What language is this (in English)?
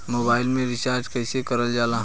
Bhojpuri